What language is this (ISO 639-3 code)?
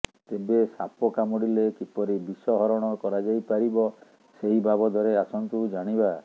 ori